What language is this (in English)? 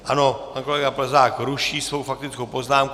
Czech